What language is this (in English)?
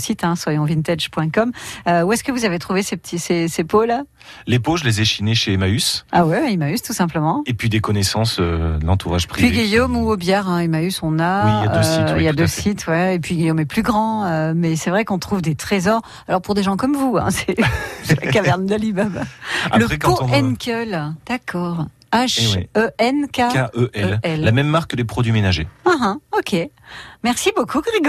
French